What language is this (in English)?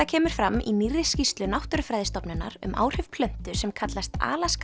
Icelandic